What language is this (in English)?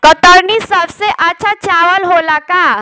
Bhojpuri